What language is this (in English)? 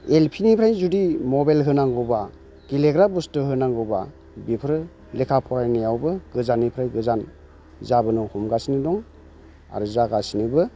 Bodo